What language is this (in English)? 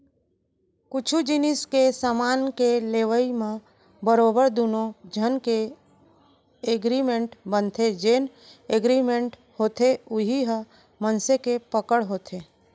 Chhattisgarhi